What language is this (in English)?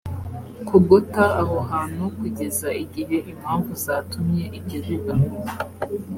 Kinyarwanda